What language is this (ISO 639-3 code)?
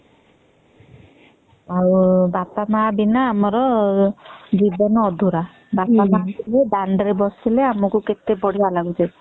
ori